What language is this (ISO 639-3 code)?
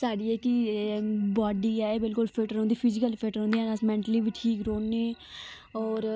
doi